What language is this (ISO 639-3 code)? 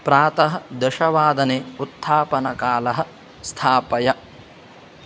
san